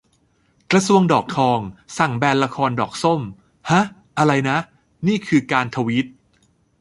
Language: Thai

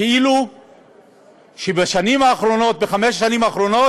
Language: Hebrew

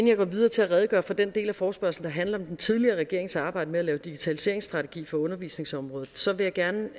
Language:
Danish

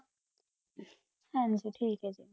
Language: Punjabi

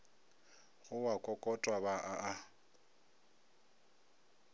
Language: Northern Sotho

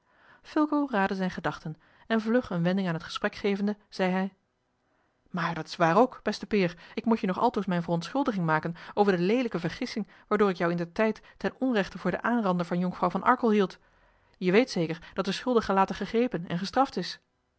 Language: Dutch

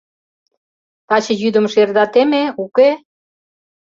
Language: Mari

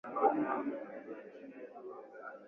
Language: Swahili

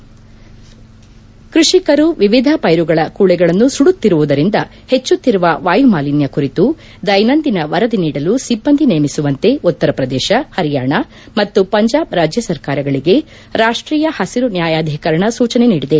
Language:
Kannada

